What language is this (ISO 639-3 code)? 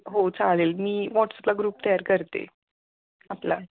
mar